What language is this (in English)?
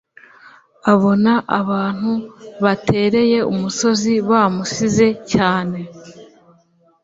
Kinyarwanda